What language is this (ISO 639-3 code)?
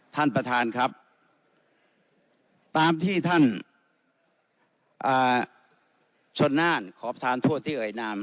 tha